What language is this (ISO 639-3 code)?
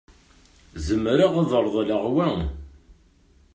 kab